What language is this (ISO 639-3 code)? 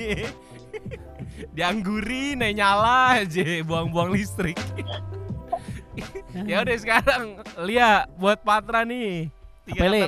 ind